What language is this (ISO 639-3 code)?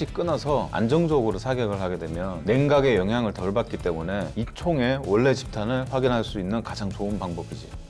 kor